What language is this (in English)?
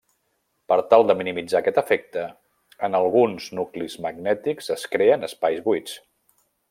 Catalan